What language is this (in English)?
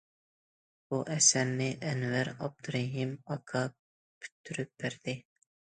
Uyghur